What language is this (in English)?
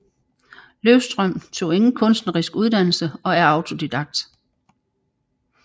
Danish